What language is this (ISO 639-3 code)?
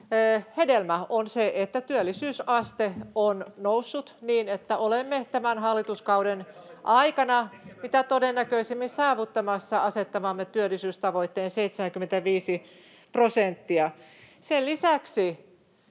fin